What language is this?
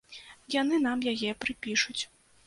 Belarusian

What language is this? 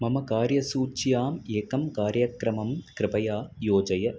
Sanskrit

